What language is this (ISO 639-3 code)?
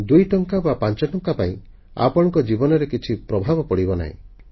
ori